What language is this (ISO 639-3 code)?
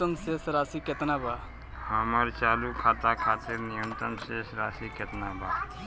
bho